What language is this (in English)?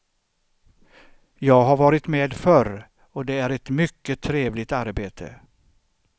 Swedish